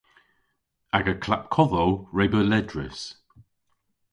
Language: Cornish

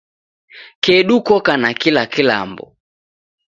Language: Taita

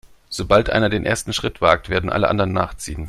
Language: German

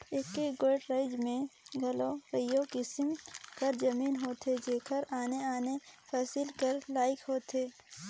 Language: Chhattisgarhi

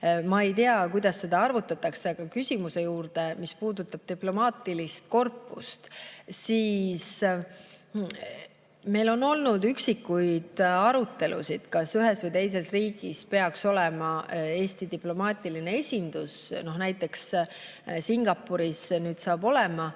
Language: Estonian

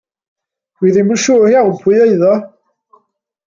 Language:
Welsh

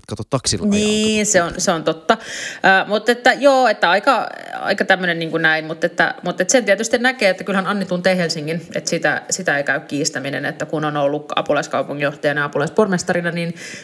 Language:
Finnish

